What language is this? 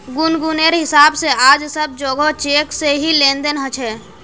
Magahi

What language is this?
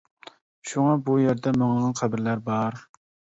Uyghur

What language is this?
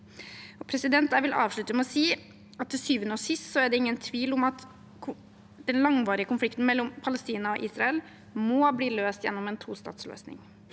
Norwegian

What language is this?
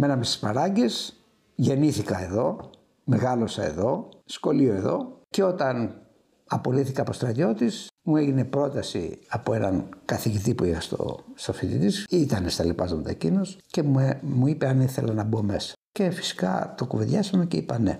Greek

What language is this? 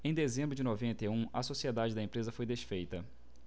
Portuguese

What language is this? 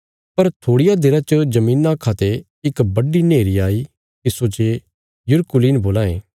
Bilaspuri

